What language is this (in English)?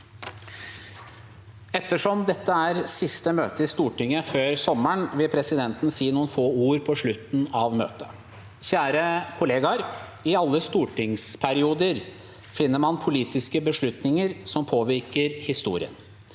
Norwegian